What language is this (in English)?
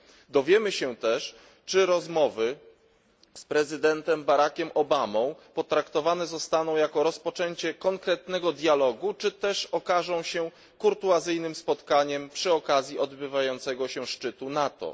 Polish